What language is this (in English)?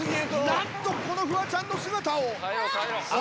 Japanese